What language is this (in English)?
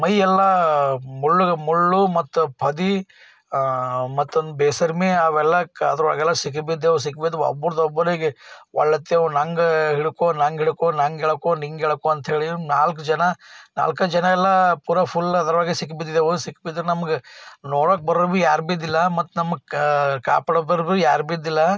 Kannada